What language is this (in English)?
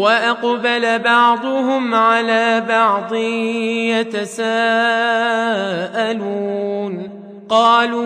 Arabic